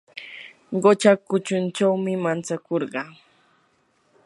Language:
Yanahuanca Pasco Quechua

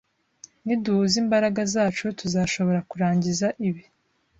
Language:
Kinyarwanda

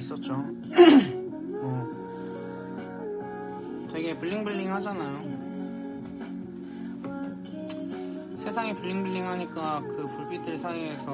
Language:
Korean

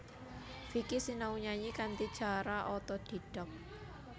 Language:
Javanese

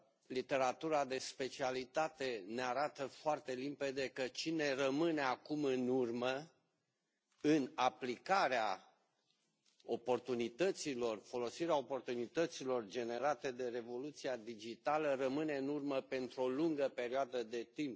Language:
Romanian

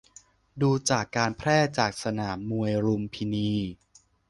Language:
Thai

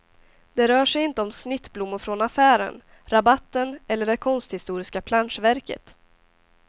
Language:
Swedish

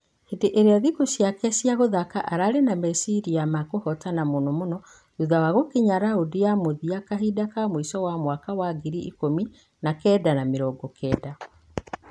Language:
Kikuyu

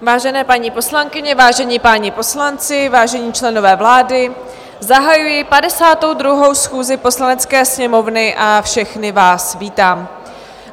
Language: Czech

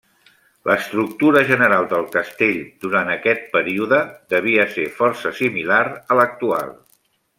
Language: Catalan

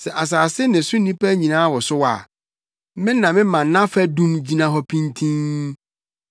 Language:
Akan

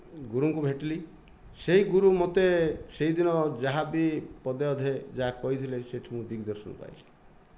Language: Odia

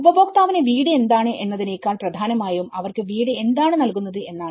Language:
Malayalam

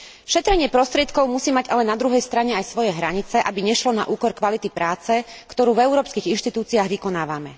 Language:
Slovak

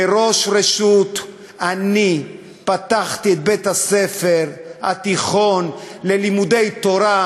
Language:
Hebrew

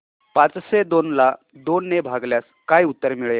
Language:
Marathi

